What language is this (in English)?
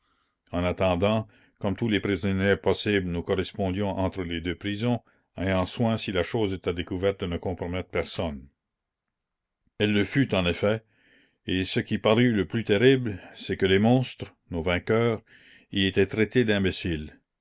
French